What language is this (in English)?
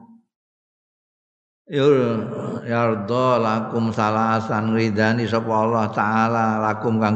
Indonesian